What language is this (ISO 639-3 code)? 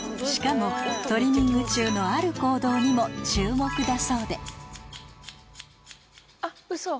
jpn